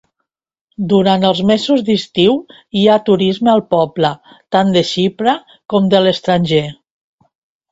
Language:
Catalan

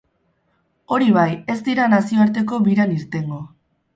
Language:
Basque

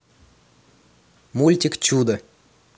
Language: Russian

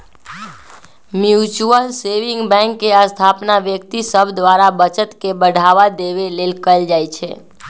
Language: Magahi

